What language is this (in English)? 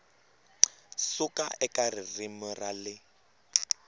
Tsonga